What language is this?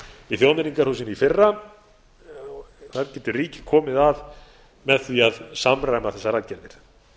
Icelandic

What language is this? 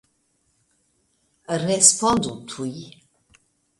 Esperanto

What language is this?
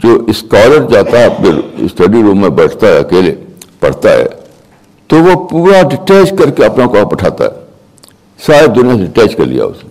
Urdu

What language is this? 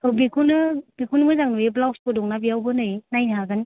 Bodo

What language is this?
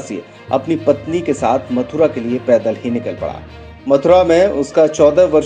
Hindi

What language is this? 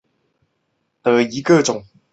Chinese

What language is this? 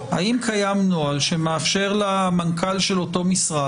Hebrew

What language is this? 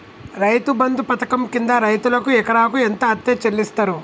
Telugu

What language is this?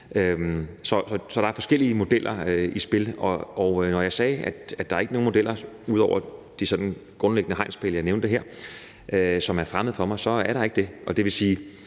Danish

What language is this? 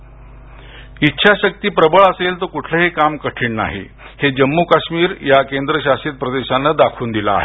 Marathi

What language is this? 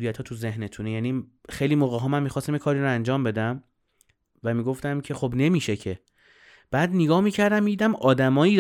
Persian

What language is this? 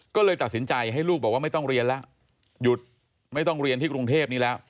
Thai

